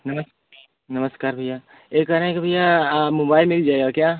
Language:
Hindi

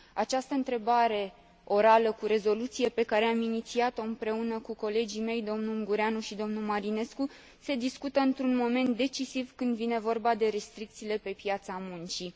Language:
Romanian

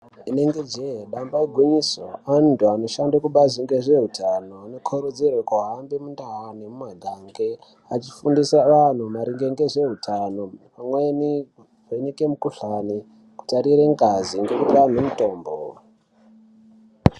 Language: Ndau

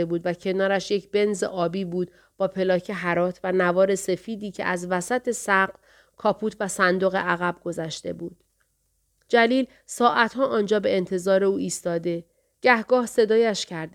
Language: Persian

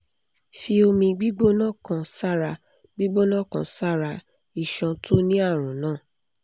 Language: Yoruba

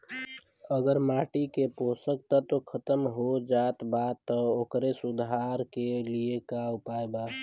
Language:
Bhojpuri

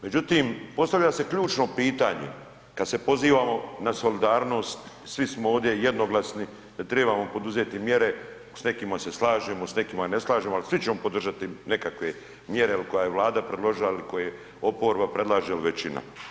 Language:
Croatian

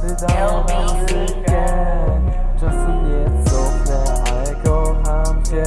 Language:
Polish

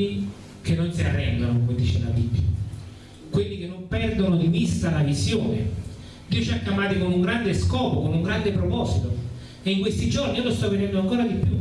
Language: Italian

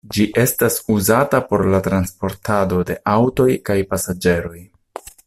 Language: Esperanto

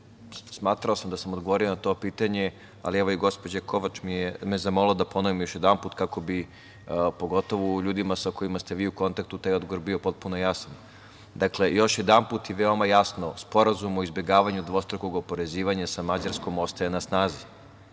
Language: Serbian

